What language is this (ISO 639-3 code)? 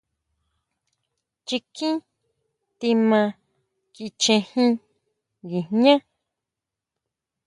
mau